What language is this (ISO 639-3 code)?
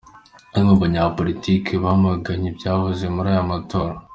kin